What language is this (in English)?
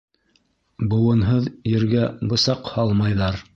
Bashkir